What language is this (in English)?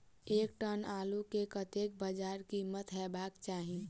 Maithili